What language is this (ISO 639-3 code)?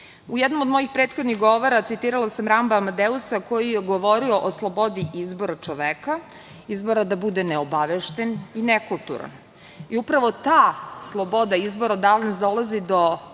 srp